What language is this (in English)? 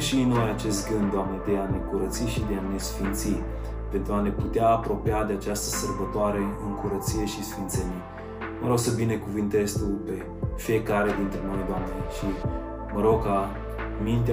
Romanian